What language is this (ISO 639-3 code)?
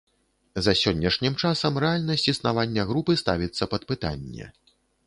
bel